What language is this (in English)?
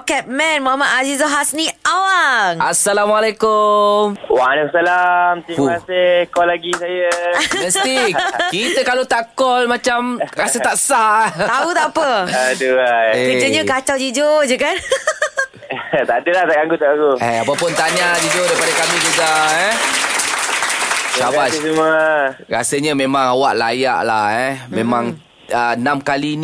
Malay